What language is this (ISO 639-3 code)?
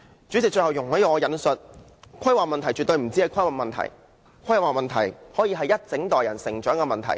yue